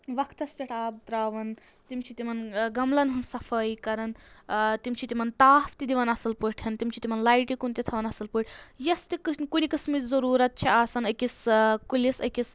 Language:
Kashmiri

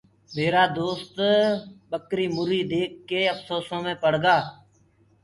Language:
Gurgula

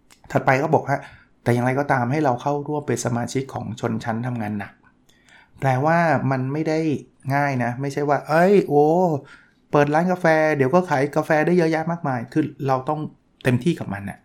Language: Thai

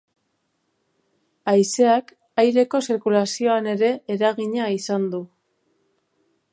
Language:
Basque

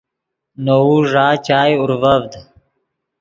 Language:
Yidgha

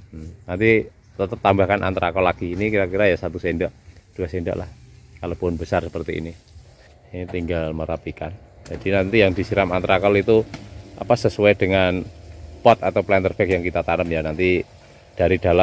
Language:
Indonesian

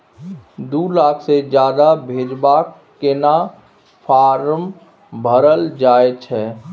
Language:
Maithili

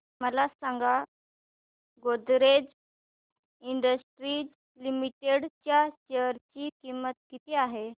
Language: Marathi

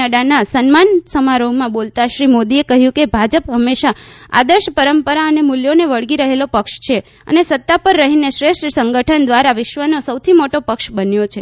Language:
Gujarati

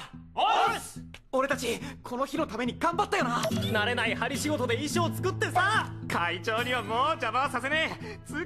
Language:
Japanese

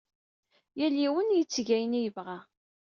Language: Kabyle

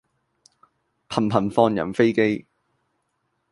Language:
Cantonese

